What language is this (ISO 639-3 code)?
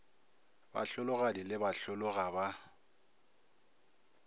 nso